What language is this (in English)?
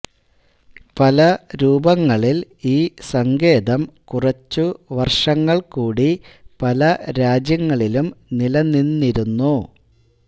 Malayalam